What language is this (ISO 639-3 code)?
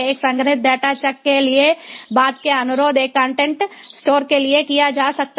hin